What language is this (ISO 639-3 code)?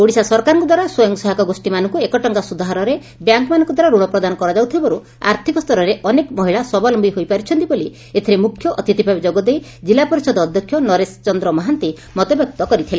ori